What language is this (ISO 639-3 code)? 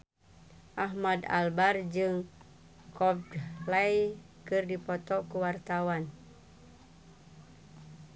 sun